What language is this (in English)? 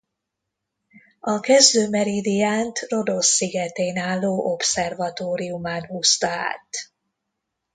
Hungarian